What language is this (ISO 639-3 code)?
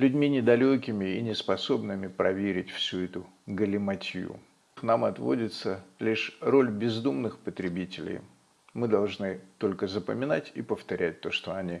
rus